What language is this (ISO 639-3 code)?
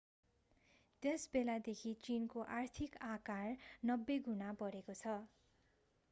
nep